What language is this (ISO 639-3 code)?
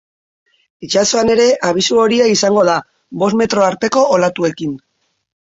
eus